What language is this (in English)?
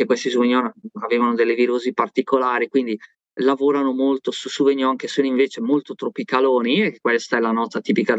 Italian